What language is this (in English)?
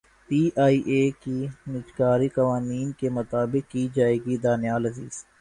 Urdu